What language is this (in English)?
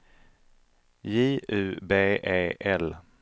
Swedish